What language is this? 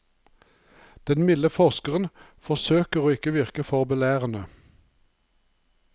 Norwegian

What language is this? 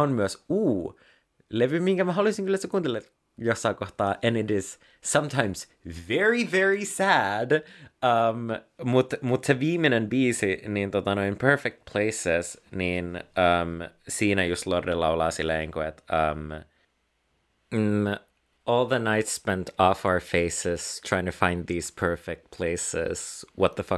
Finnish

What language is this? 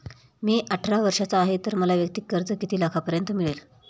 Marathi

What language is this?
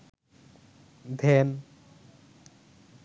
Bangla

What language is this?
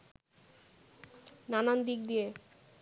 Bangla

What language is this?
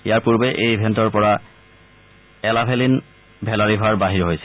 Assamese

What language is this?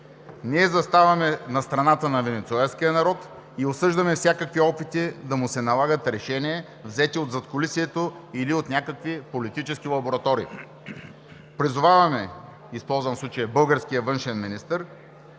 Bulgarian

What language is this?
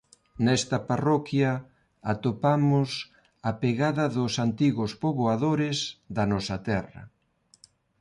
Galician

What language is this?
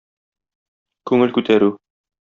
Tatar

